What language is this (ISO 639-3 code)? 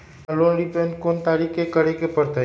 mag